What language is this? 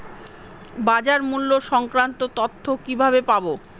Bangla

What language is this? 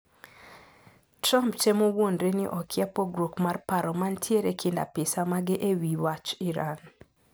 Luo (Kenya and Tanzania)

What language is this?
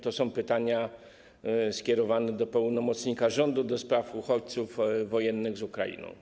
Polish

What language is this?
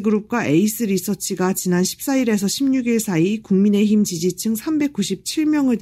Korean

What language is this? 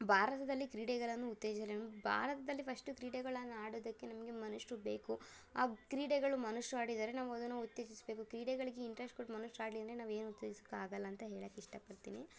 Kannada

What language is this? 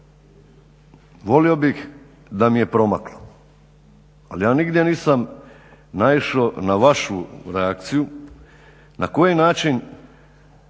Croatian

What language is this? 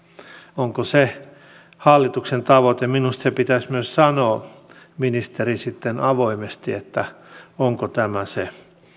Finnish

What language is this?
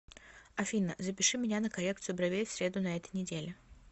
Russian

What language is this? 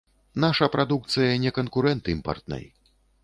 Belarusian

